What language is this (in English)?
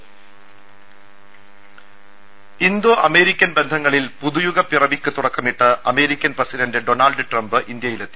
Malayalam